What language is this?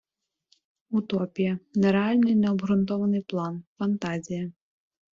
Ukrainian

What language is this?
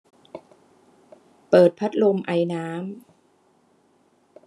Thai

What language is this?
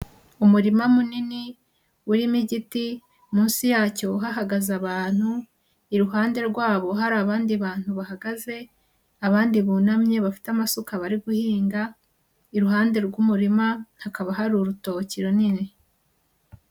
Kinyarwanda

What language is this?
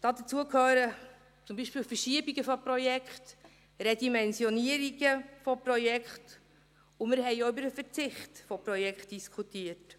Swiss German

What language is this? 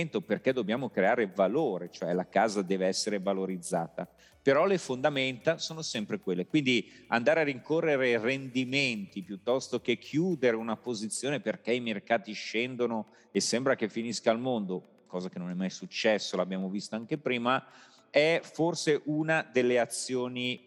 Italian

